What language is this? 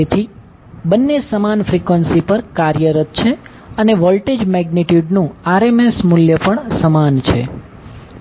Gujarati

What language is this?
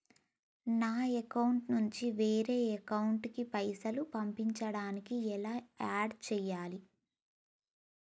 Telugu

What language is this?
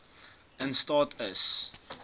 Afrikaans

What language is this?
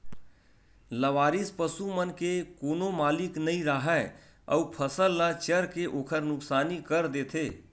Chhattisgarhi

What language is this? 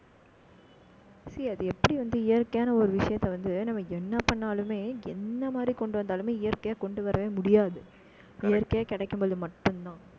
Tamil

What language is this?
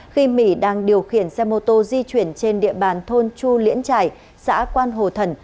Vietnamese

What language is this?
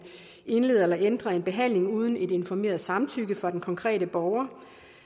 Danish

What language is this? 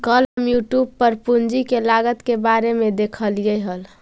Magahi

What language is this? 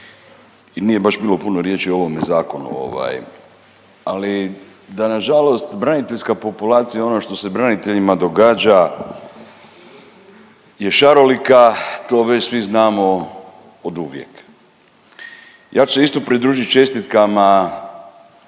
Croatian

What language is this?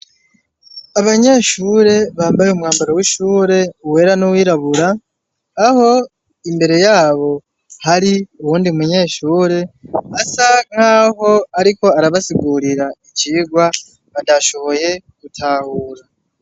Rundi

